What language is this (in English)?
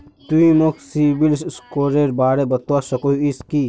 Magahi